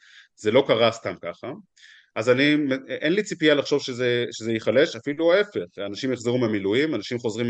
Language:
Hebrew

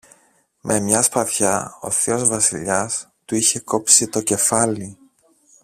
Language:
Greek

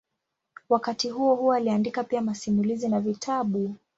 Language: Swahili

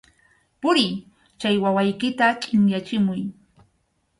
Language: Arequipa-La Unión Quechua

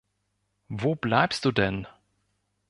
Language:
German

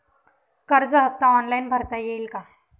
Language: Marathi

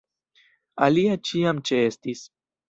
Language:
Esperanto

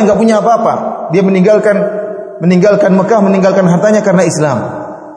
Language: Indonesian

